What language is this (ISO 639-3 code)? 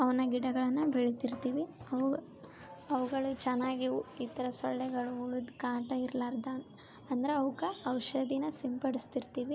kan